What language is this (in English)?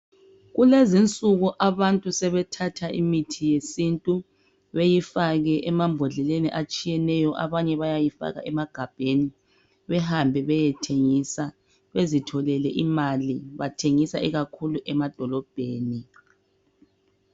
North Ndebele